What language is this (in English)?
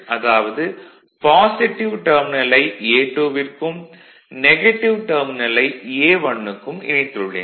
Tamil